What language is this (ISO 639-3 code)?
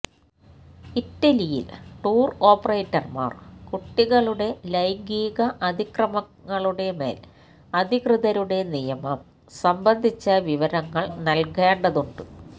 mal